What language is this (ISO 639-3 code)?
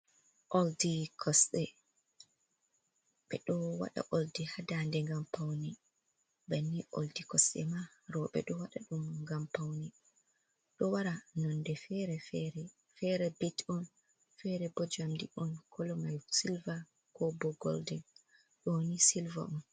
ful